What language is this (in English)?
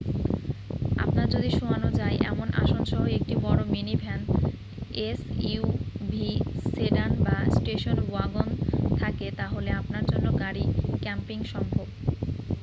Bangla